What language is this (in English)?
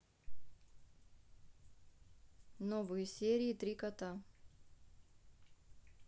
Russian